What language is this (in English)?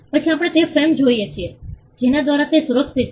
Gujarati